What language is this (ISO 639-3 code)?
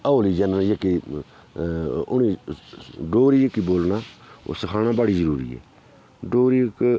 doi